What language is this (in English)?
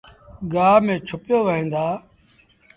Sindhi Bhil